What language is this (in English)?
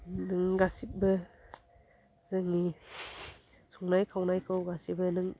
Bodo